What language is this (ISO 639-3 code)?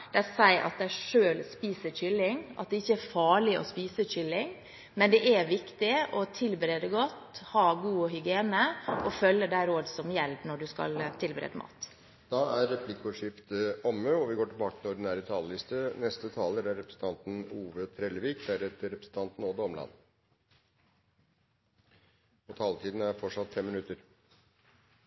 nor